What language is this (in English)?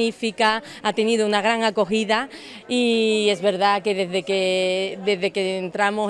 Spanish